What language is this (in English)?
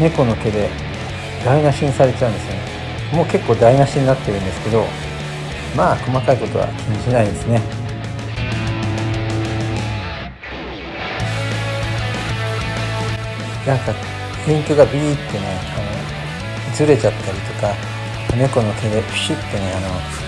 Japanese